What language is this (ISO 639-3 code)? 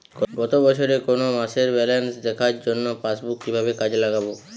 ben